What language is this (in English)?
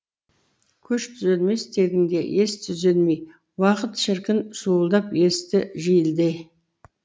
Kazakh